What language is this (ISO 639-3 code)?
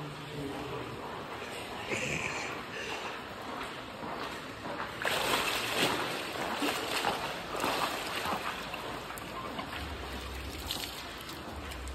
ron